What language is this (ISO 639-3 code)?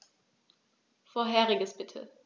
deu